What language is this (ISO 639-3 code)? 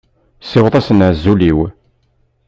kab